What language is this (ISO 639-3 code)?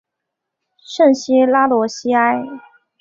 zho